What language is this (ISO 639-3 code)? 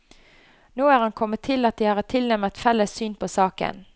nor